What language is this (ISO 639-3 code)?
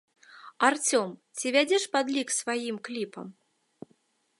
bel